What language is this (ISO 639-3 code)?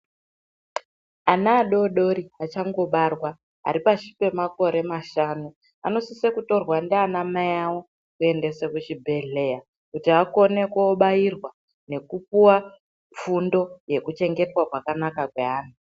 ndc